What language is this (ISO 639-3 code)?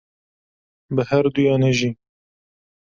kur